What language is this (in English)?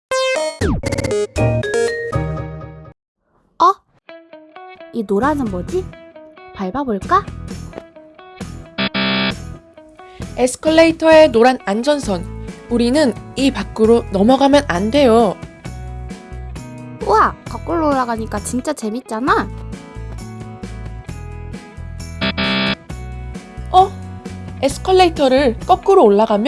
Korean